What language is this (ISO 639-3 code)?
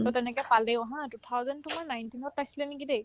asm